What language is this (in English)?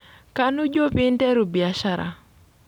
Masai